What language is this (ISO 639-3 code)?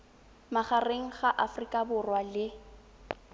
tsn